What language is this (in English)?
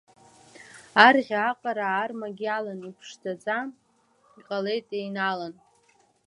Abkhazian